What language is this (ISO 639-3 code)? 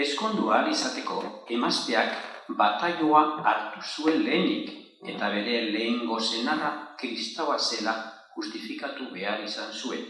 spa